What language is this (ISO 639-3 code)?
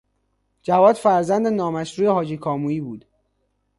fas